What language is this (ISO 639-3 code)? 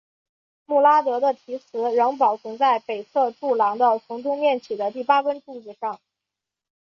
zho